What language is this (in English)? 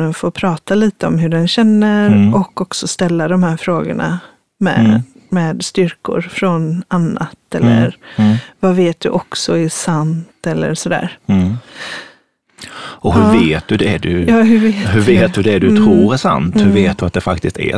Swedish